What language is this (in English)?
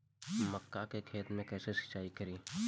Bhojpuri